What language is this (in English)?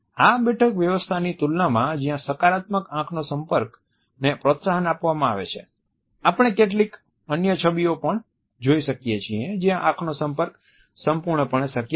Gujarati